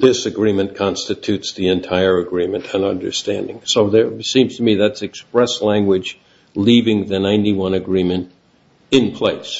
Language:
English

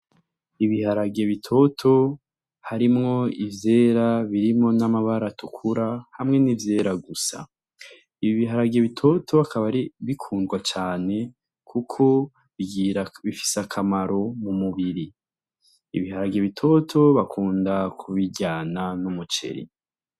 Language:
Rundi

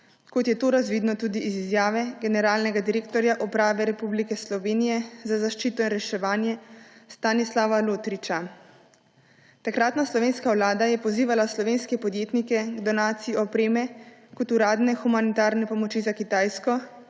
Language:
Slovenian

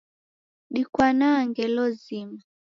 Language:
Taita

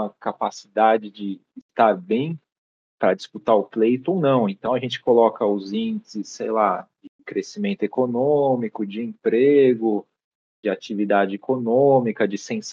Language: Portuguese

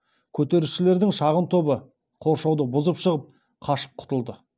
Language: Kazakh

